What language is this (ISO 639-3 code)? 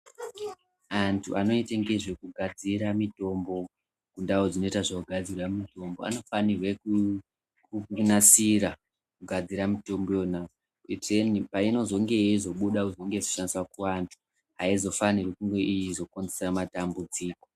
ndc